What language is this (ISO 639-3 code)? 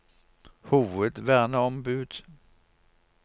nor